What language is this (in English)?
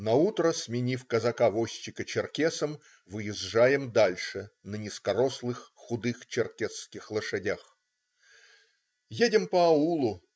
Russian